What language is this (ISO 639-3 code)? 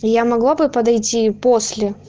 rus